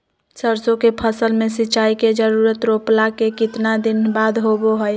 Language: Magahi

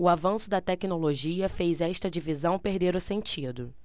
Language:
Portuguese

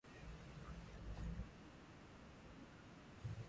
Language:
Swahili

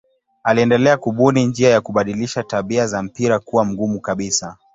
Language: Swahili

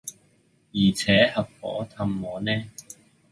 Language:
Cantonese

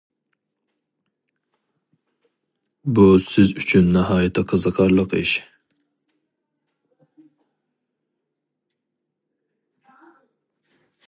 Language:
Uyghur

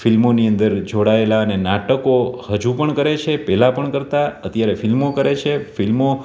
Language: Gujarati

